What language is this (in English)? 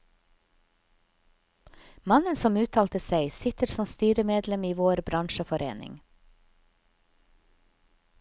Norwegian